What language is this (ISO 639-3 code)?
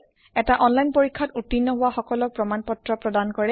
asm